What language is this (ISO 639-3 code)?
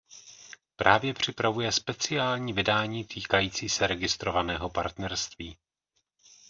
ces